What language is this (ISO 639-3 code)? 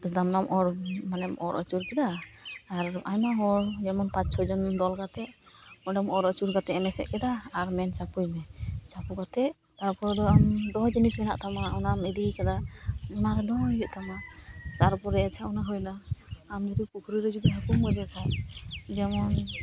sat